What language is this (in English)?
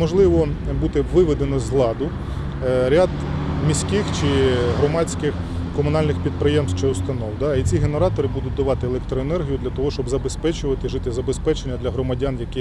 Ukrainian